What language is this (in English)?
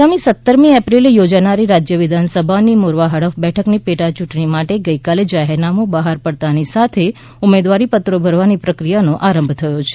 Gujarati